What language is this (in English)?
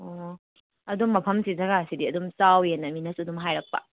Manipuri